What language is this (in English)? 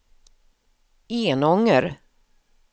Swedish